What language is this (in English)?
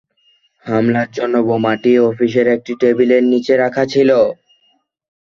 Bangla